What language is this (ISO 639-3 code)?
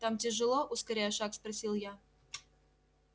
rus